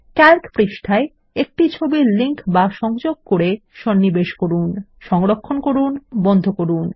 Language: Bangla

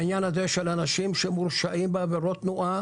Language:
Hebrew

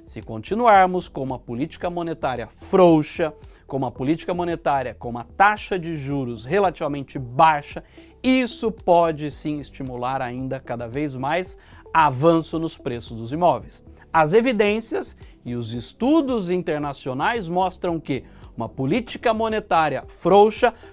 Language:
Portuguese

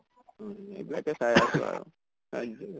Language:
Assamese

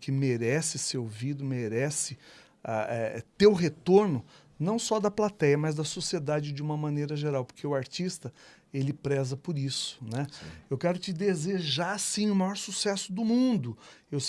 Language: Portuguese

